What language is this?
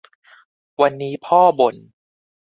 Thai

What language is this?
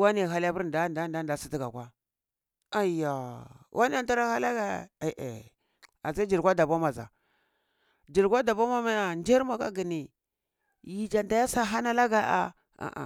Cibak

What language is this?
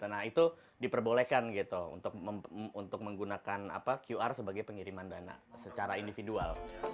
Indonesian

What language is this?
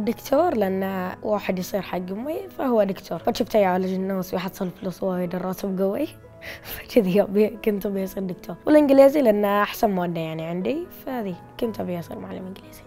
Arabic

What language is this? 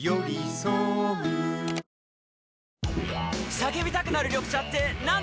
Japanese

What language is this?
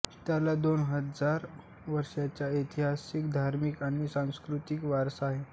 Marathi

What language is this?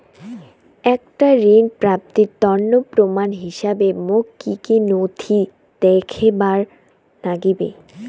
Bangla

